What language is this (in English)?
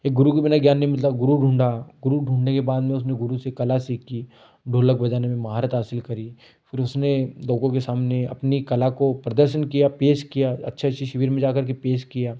Hindi